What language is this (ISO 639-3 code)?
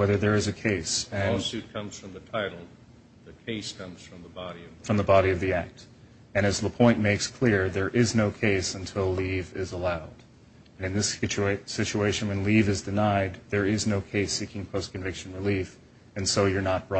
eng